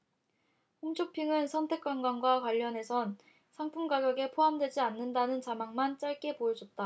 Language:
Korean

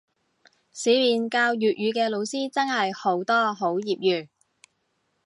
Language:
Cantonese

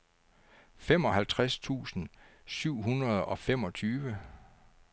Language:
Danish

